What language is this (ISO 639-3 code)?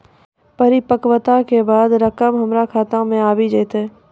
mai